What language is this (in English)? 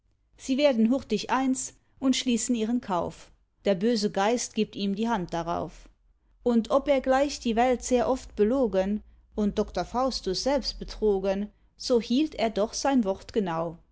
German